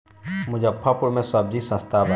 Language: Bhojpuri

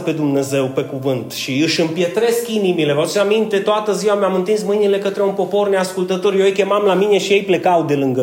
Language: Romanian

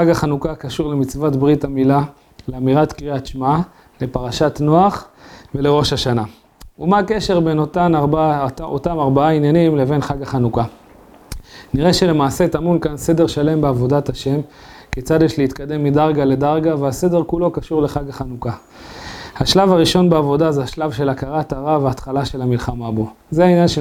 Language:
Hebrew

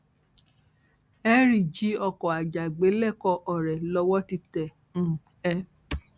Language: Yoruba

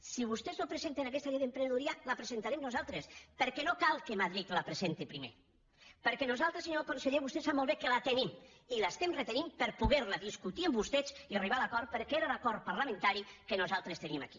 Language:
Catalan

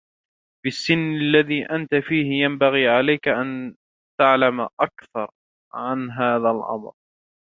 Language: Arabic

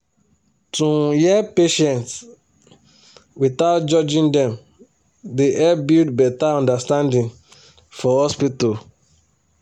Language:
Nigerian Pidgin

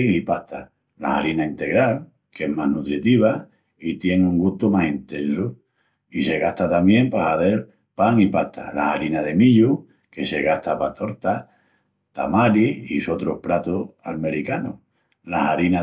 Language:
Extremaduran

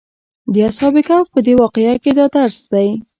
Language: Pashto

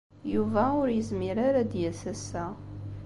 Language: Kabyle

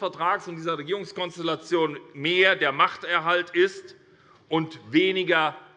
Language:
German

